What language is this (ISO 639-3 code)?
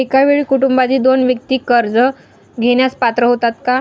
mar